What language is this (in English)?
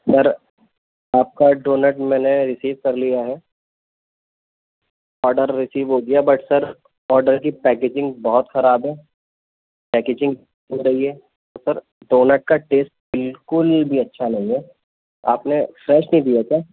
Urdu